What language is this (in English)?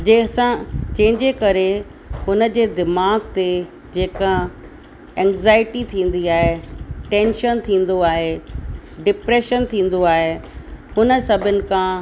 Sindhi